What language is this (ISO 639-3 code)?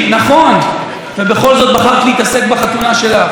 heb